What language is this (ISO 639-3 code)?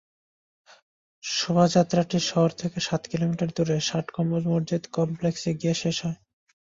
ben